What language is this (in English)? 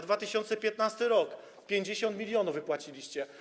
Polish